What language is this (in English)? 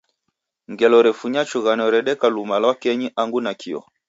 Taita